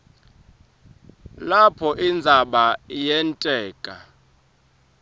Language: Swati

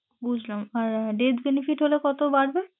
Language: Bangla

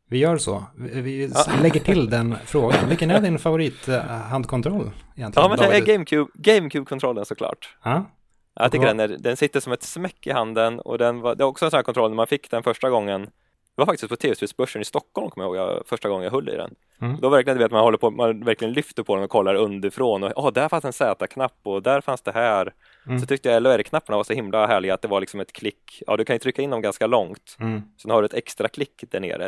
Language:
Swedish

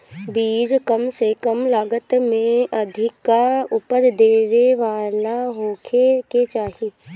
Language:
Bhojpuri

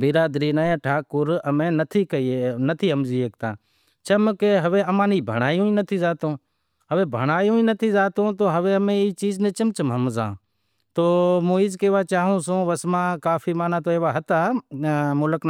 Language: Wadiyara Koli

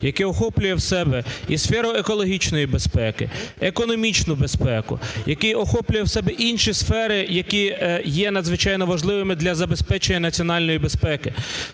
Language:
Ukrainian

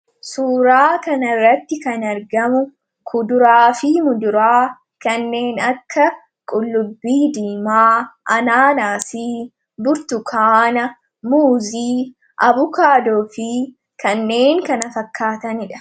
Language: Oromo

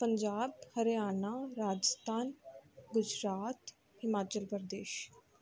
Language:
Punjabi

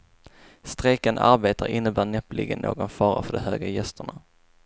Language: Swedish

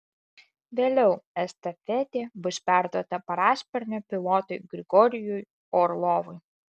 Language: Lithuanian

